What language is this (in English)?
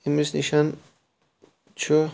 Kashmiri